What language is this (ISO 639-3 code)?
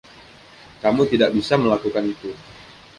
ind